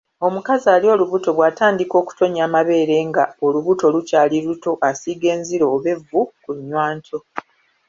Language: Ganda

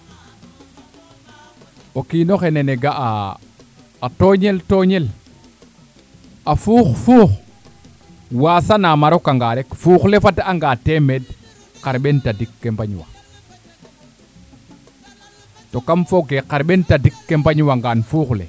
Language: Serer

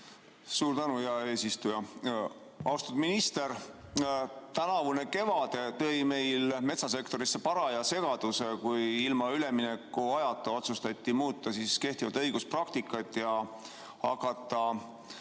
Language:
Estonian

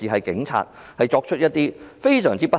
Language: Cantonese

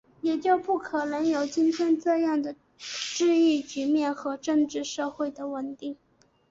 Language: Chinese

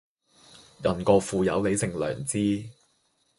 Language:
Cantonese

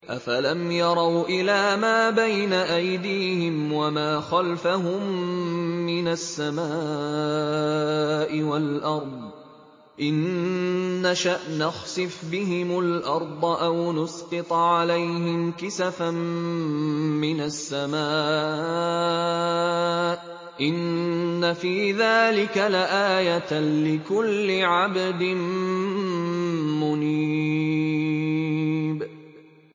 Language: Arabic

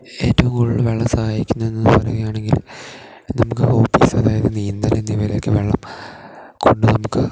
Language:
Malayalam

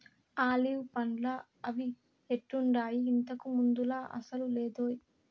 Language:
Telugu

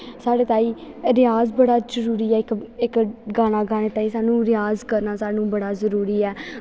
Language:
Dogri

